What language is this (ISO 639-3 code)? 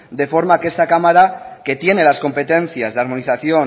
spa